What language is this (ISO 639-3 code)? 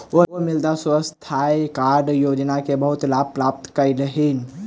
mai